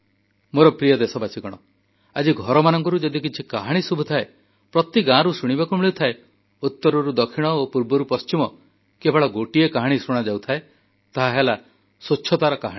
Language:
Odia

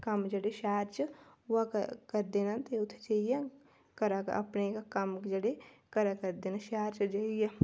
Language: Dogri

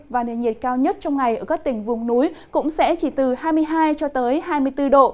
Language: Vietnamese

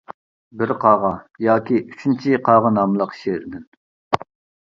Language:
Uyghur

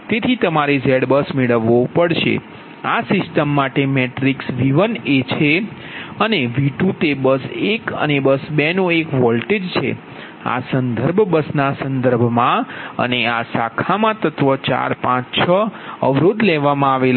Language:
Gujarati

